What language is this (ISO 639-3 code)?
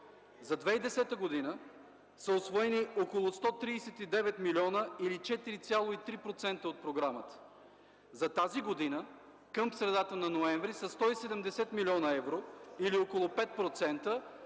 bul